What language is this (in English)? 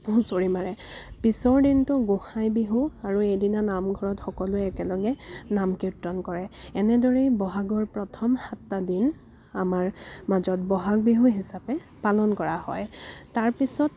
Assamese